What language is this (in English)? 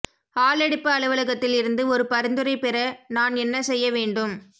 Tamil